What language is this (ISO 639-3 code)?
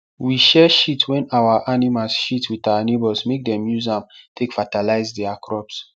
pcm